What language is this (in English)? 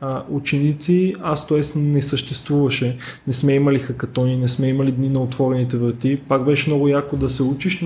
Bulgarian